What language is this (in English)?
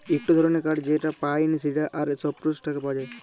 Bangla